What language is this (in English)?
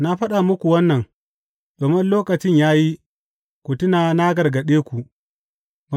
Hausa